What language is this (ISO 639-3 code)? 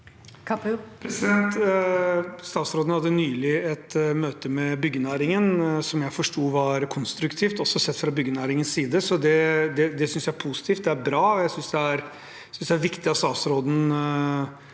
nor